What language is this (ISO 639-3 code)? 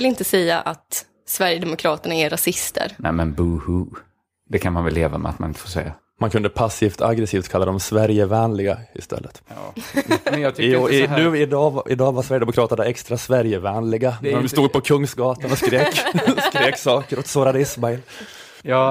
swe